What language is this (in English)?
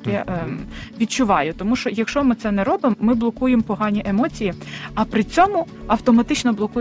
Ukrainian